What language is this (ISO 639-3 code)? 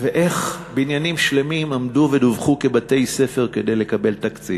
heb